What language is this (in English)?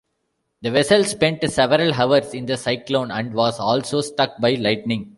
English